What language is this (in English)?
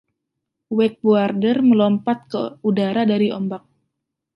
Indonesian